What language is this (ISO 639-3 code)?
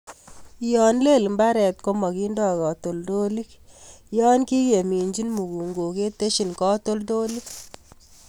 kln